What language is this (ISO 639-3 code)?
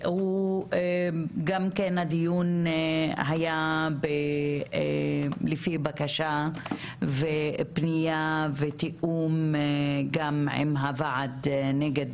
heb